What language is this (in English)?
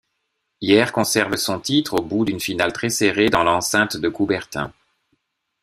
French